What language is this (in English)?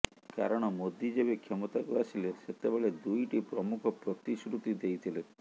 Odia